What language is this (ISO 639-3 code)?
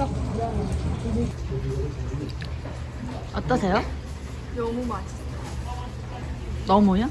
kor